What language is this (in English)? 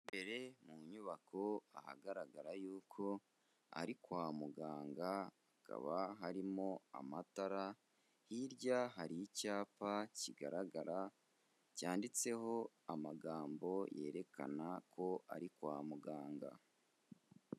Kinyarwanda